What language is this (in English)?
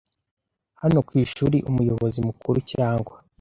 Kinyarwanda